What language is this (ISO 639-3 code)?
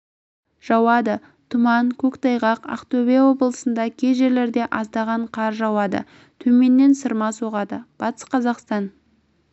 kaz